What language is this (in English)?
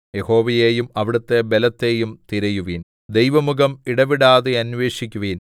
Malayalam